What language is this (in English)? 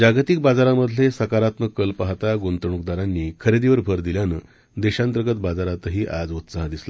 Marathi